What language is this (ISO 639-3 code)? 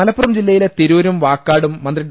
mal